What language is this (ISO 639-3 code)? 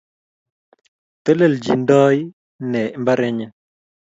kln